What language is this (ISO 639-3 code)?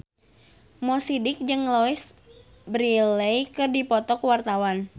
sun